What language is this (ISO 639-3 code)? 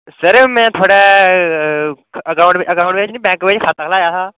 doi